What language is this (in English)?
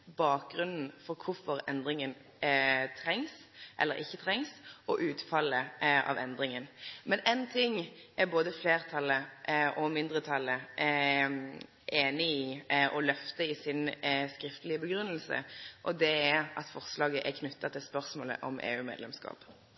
Norwegian Nynorsk